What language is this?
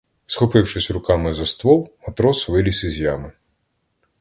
Ukrainian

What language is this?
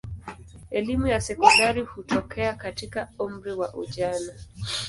Swahili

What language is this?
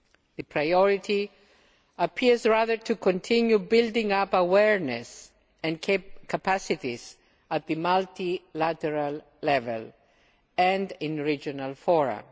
English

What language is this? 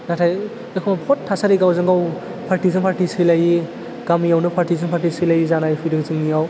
Bodo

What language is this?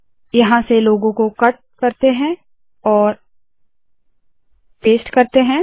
Hindi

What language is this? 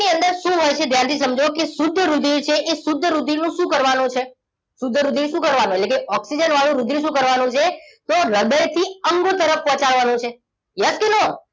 Gujarati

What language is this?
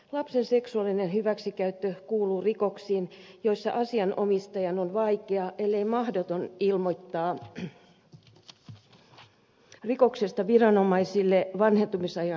Finnish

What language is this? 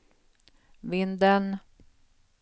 Swedish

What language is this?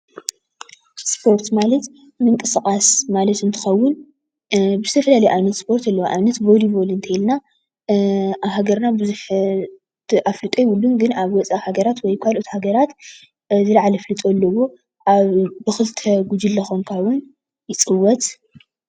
Tigrinya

